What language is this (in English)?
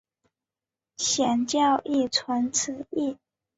Chinese